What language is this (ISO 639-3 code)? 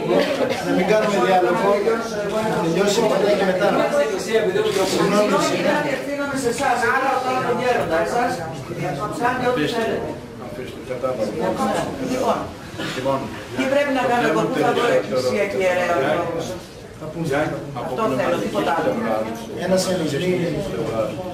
ell